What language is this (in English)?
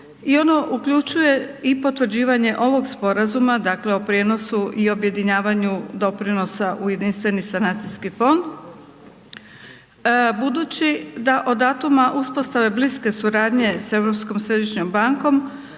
Croatian